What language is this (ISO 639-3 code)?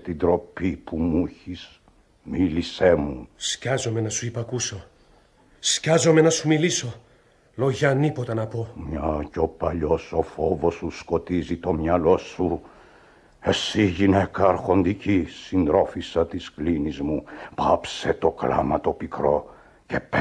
ell